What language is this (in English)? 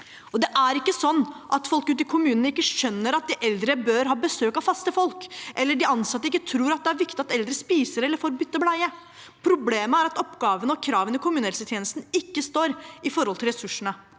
Norwegian